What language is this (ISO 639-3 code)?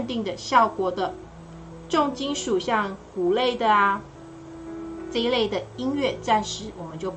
zho